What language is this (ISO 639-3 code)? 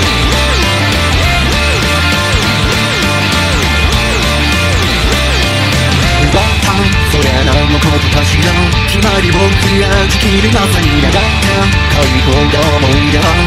jpn